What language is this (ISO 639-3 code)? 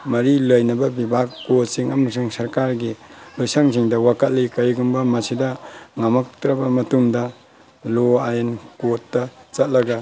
mni